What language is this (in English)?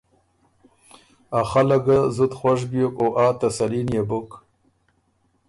Ormuri